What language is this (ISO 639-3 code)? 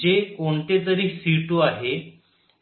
mar